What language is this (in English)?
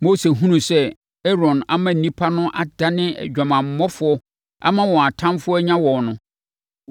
Akan